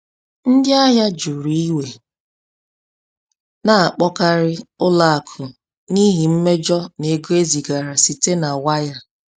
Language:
Igbo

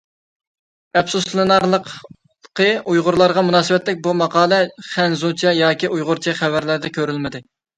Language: Uyghur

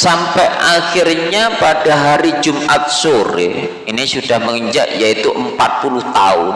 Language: Indonesian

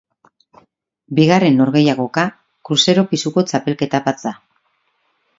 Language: Basque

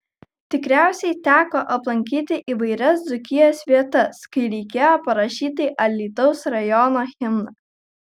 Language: Lithuanian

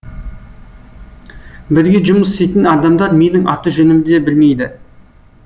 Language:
Kazakh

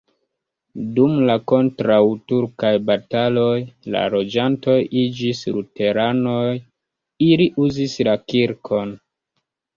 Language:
Esperanto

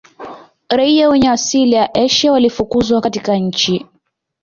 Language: Swahili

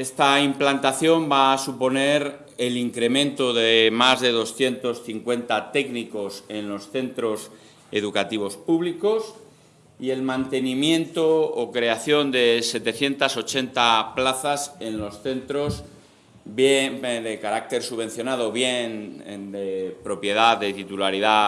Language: Spanish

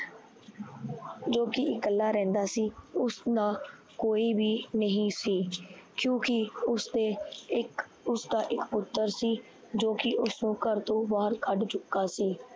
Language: Punjabi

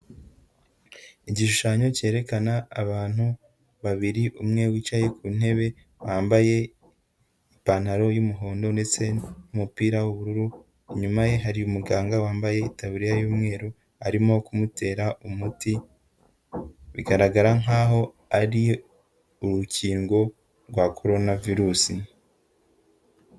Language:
Kinyarwanda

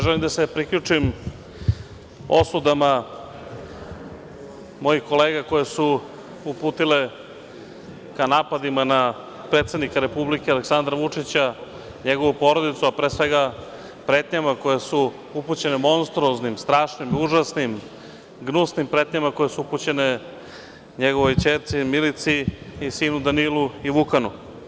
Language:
Serbian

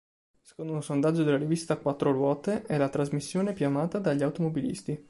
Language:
Italian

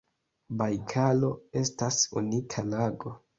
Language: Esperanto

